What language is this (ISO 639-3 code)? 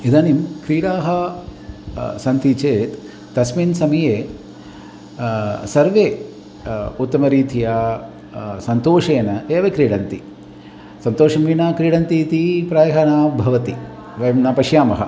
san